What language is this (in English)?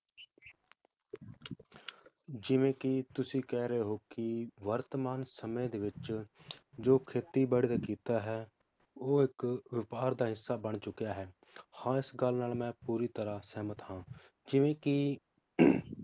Punjabi